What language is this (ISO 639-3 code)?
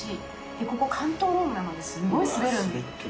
jpn